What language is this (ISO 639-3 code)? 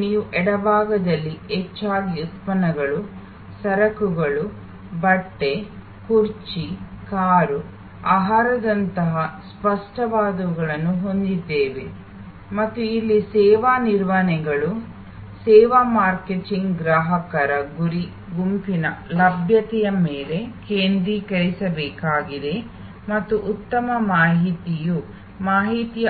kan